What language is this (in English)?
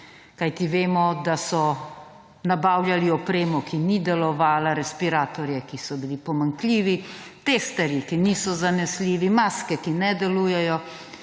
Slovenian